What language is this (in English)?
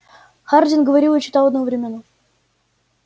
Russian